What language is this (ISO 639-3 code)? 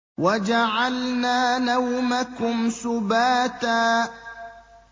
ara